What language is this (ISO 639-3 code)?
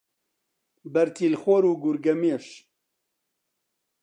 ckb